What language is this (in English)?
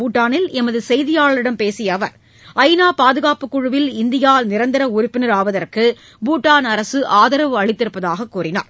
Tamil